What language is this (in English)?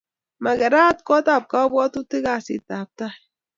Kalenjin